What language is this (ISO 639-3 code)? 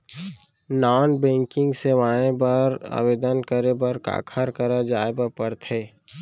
hne